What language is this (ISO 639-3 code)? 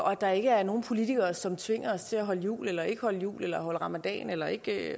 dan